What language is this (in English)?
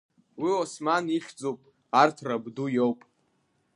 Abkhazian